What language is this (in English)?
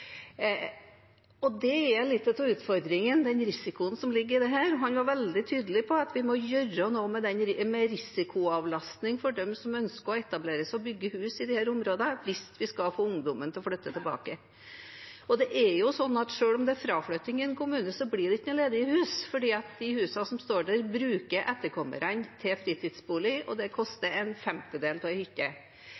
Norwegian Bokmål